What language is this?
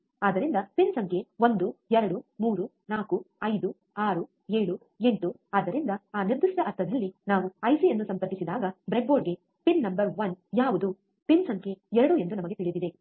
Kannada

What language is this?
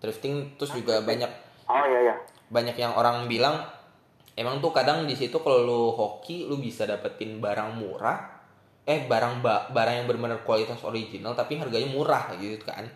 Indonesian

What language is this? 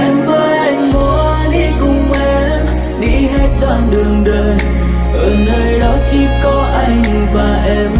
Vietnamese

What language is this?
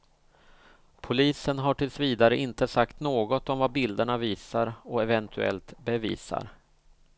Swedish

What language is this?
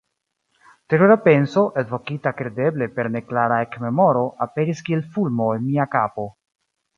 Esperanto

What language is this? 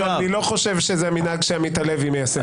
Hebrew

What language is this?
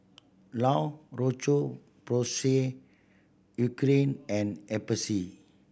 English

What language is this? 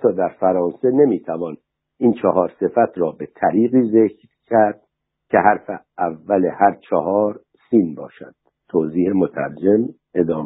Persian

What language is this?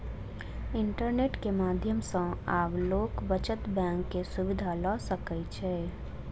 Maithili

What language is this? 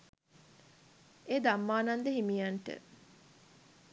Sinhala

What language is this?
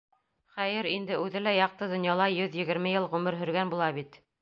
Bashkir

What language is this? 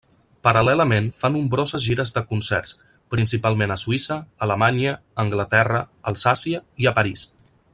Catalan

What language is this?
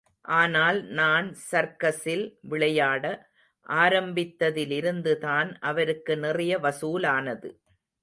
Tamil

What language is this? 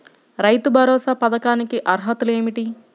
Telugu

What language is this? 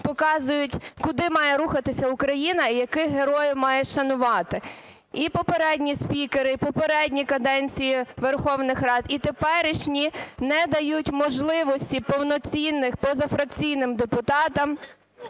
Ukrainian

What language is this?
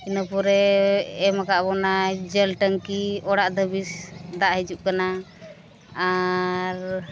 Santali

